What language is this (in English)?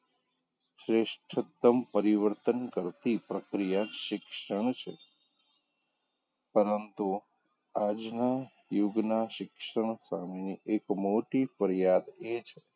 Gujarati